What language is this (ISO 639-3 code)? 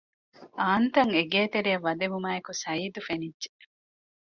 div